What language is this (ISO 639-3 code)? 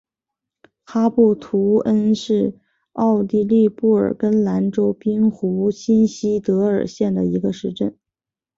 zho